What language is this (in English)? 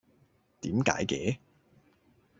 Cantonese